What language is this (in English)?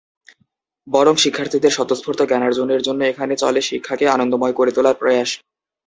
Bangla